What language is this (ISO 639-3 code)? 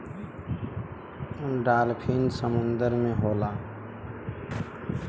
bho